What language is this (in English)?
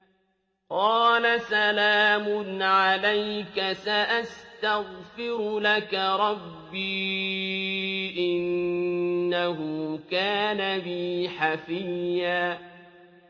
Arabic